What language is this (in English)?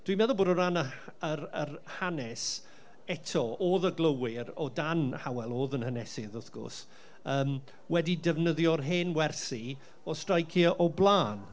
Welsh